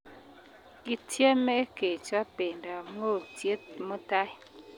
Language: Kalenjin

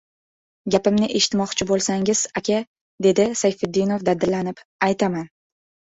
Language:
Uzbek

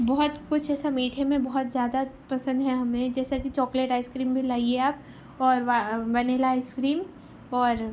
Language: Urdu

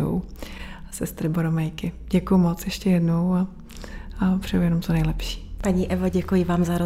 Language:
Czech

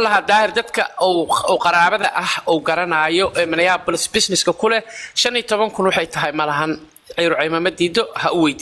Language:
Arabic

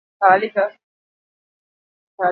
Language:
Basque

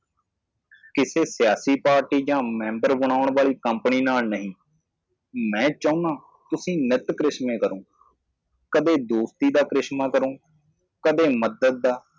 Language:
Punjabi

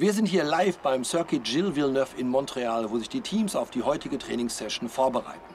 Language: German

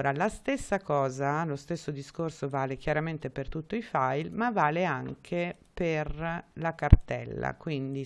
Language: Italian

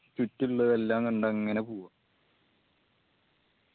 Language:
Malayalam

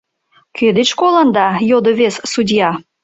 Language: Mari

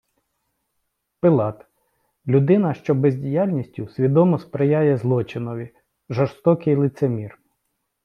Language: Ukrainian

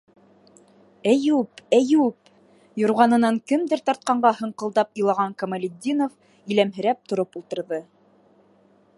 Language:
Bashkir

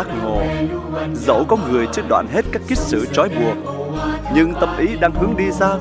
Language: Vietnamese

